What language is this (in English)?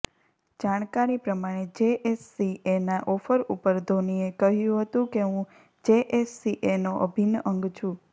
Gujarati